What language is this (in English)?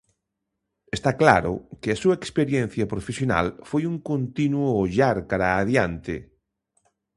Galician